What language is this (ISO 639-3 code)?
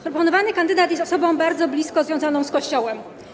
pol